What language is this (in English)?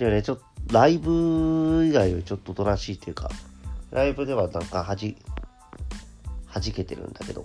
Japanese